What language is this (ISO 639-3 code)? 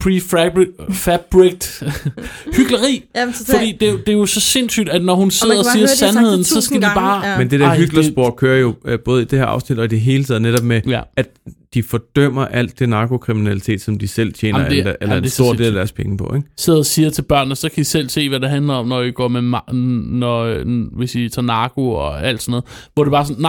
dan